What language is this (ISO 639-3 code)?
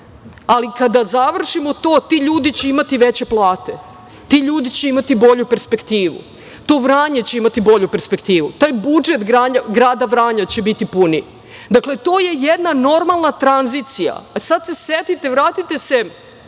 srp